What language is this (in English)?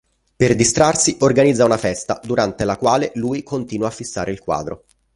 Italian